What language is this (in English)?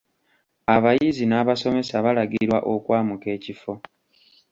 Ganda